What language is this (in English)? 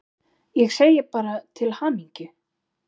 Icelandic